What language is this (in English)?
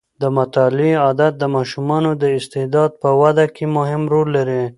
Pashto